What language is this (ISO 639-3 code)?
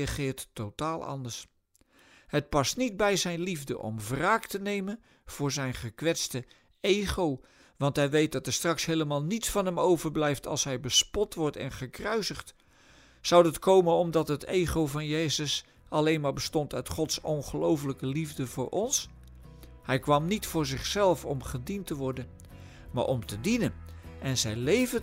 nld